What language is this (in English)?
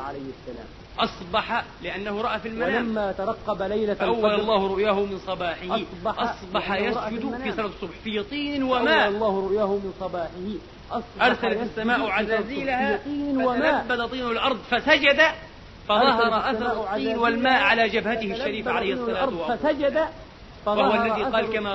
Arabic